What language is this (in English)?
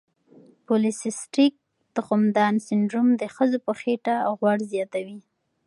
Pashto